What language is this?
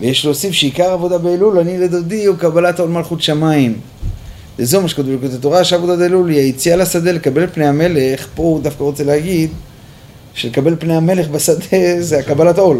Hebrew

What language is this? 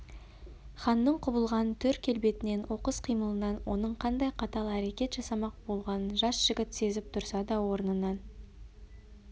Kazakh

